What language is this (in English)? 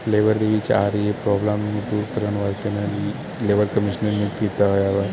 Punjabi